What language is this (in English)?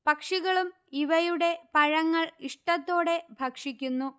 Malayalam